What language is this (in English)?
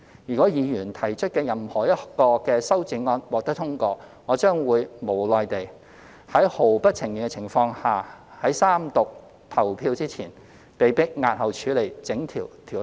Cantonese